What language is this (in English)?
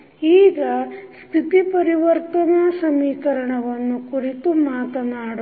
Kannada